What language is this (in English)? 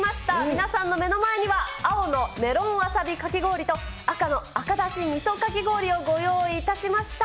Japanese